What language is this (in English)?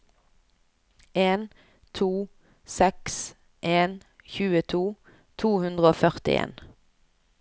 Norwegian